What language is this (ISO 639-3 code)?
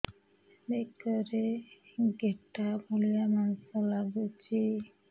ori